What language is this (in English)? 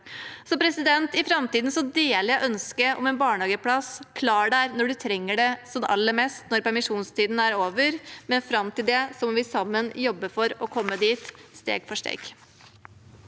Norwegian